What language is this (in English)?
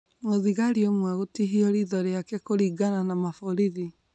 Kikuyu